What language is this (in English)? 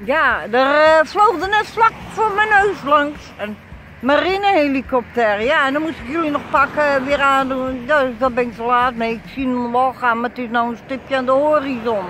Dutch